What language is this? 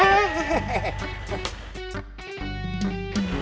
Indonesian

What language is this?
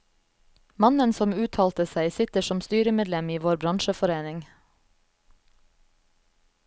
Norwegian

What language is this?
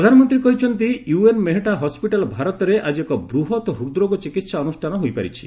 Odia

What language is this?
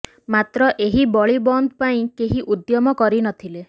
Odia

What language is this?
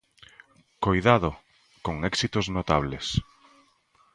Galician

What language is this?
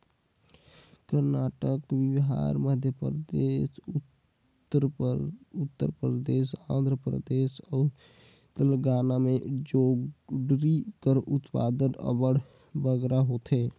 Chhattisgarhi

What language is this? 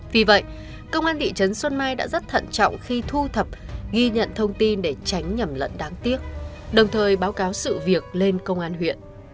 Vietnamese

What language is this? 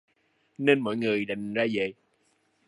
Vietnamese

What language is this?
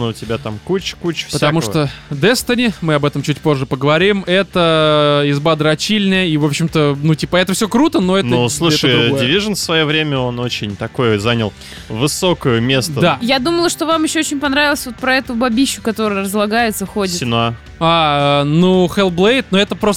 Russian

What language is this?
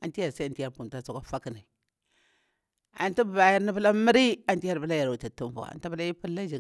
Bura-Pabir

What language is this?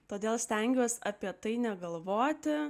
Lithuanian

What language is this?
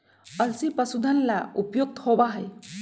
Magahi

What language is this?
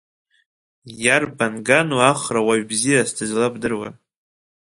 Abkhazian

